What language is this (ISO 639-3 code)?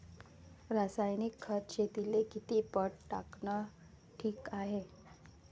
mar